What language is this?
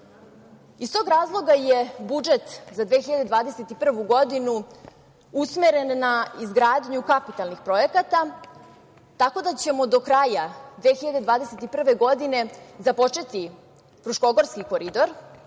Serbian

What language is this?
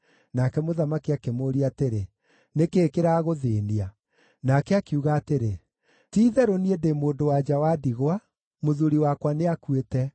Kikuyu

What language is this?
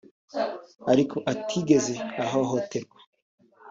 Kinyarwanda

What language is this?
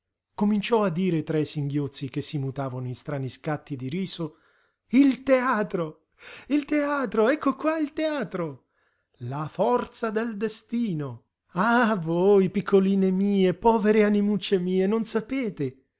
Italian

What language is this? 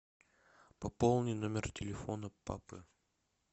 Russian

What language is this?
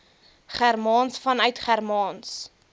Afrikaans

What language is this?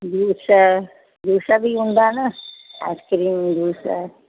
Sindhi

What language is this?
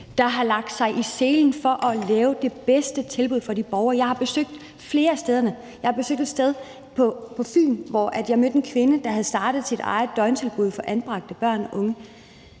Danish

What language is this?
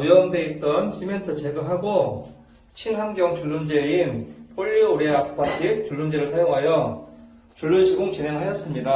Korean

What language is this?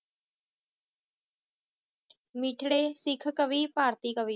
Punjabi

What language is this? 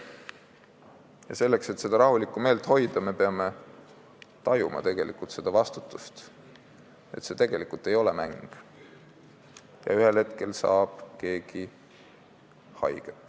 Estonian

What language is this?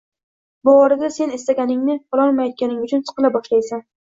Uzbek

